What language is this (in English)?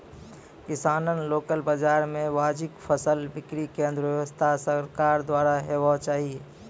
Maithili